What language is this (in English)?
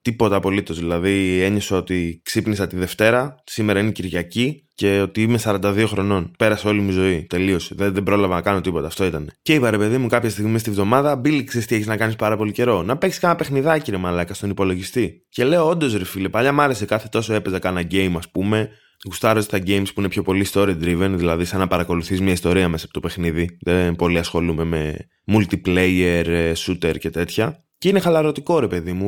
Greek